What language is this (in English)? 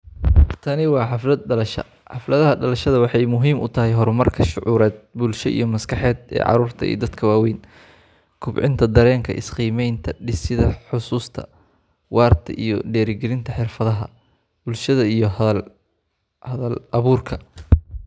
Somali